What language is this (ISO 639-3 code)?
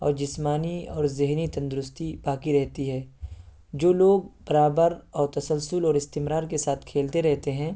urd